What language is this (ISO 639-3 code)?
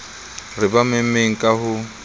sot